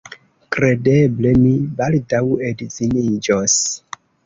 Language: Esperanto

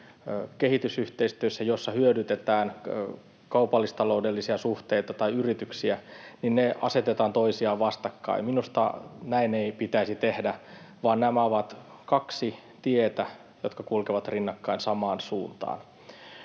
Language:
Finnish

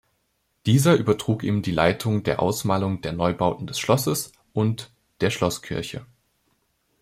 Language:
German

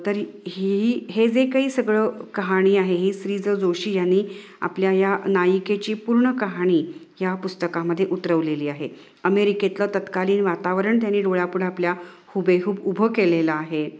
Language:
Marathi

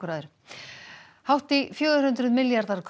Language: Icelandic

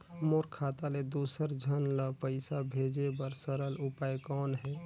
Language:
Chhattisgarhi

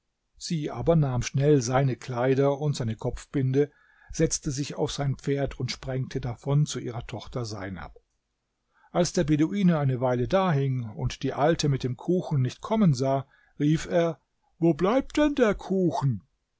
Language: German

